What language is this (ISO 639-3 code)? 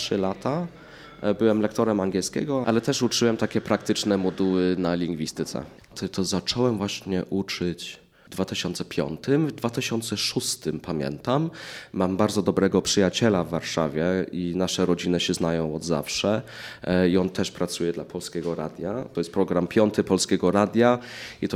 pol